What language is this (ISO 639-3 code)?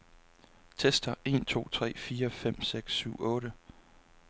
dan